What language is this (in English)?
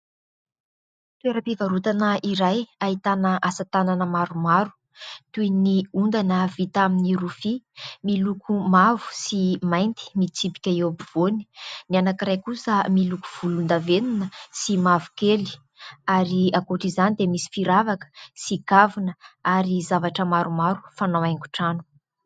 Malagasy